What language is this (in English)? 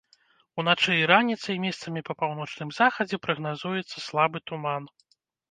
Belarusian